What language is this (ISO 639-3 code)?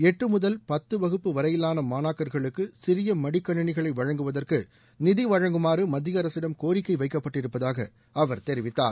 tam